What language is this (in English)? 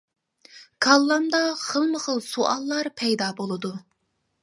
Uyghur